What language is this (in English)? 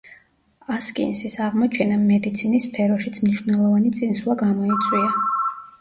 Georgian